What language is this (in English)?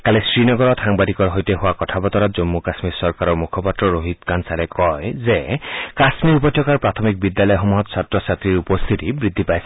Assamese